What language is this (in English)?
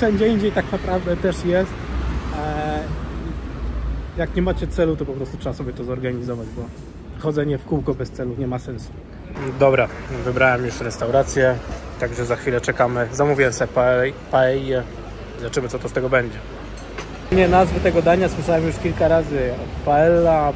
Polish